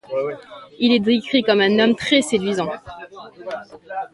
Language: French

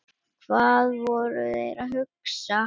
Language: Icelandic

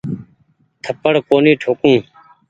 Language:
Goaria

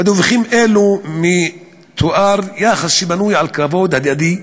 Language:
Hebrew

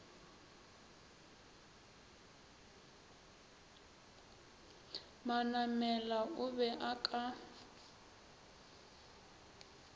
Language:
Northern Sotho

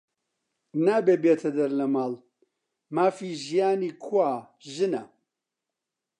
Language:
Central Kurdish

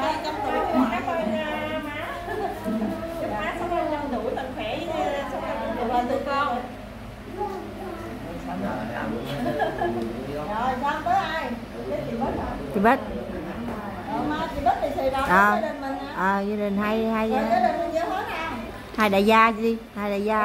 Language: Vietnamese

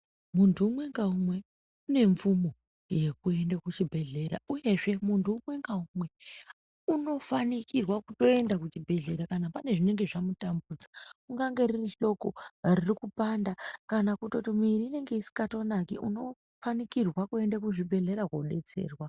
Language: Ndau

